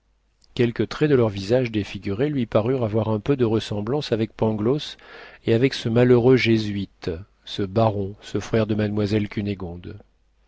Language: French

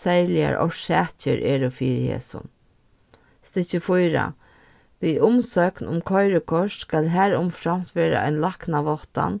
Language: Faroese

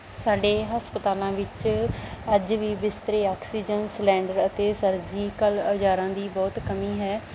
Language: Punjabi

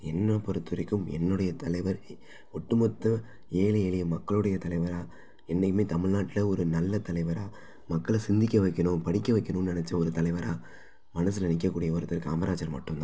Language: Tamil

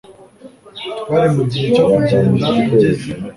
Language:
Kinyarwanda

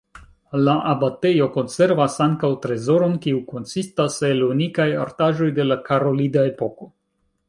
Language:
Esperanto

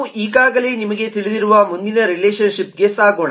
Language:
Kannada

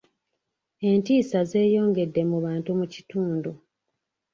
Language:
Ganda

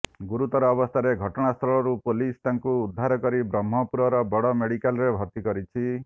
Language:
Odia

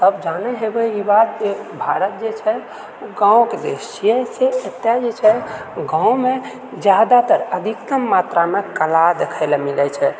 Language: Maithili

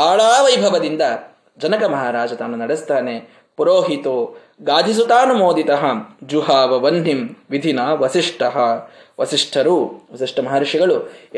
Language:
Kannada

